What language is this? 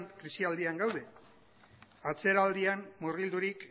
Basque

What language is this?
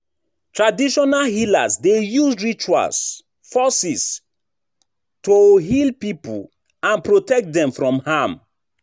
Nigerian Pidgin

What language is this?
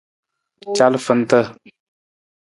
Nawdm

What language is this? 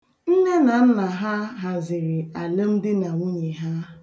Igbo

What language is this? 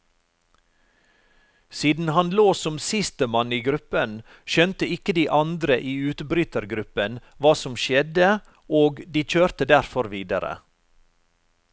Norwegian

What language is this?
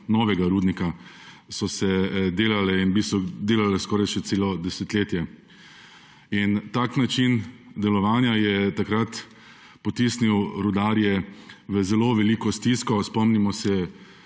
Slovenian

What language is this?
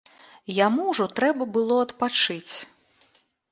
Belarusian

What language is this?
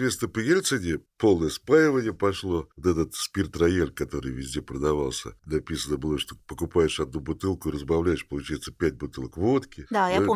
Russian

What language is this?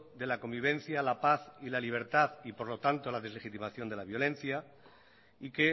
Spanish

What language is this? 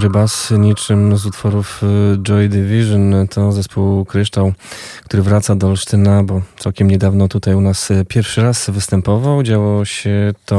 Polish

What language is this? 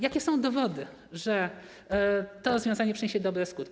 Polish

